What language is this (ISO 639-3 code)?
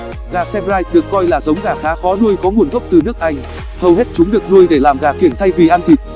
vie